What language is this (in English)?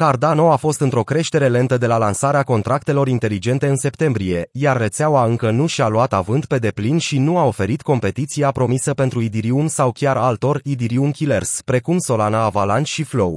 Romanian